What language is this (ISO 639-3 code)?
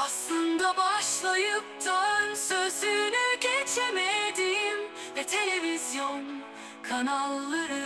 tur